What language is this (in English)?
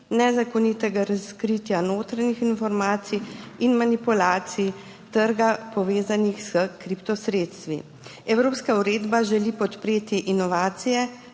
Slovenian